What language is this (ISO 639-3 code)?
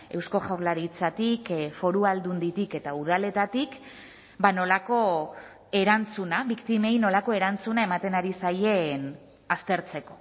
eus